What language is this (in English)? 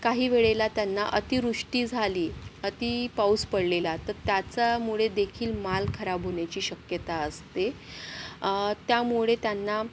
Marathi